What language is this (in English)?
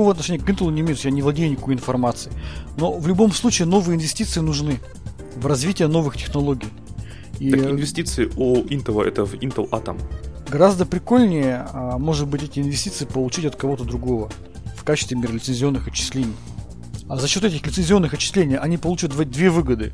Russian